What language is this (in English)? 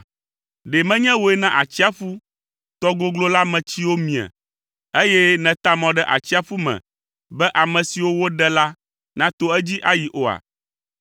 Ewe